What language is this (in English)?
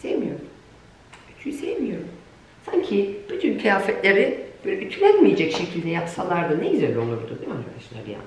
Turkish